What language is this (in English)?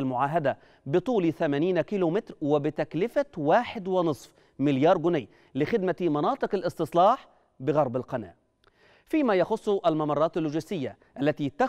Arabic